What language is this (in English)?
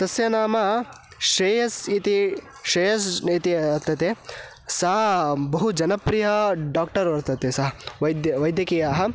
Sanskrit